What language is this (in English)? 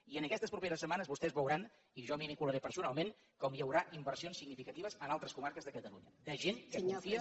Catalan